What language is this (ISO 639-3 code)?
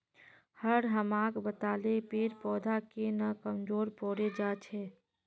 mag